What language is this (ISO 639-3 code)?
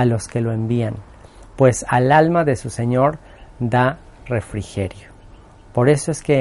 spa